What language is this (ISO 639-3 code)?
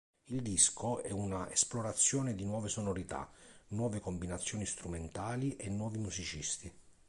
ita